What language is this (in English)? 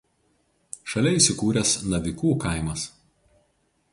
Lithuanian